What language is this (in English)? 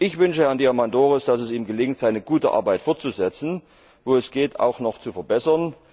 German